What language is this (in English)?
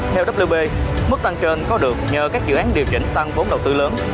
Vietnamese